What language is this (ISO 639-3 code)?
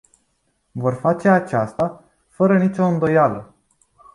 ron